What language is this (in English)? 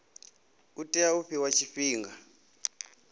Venda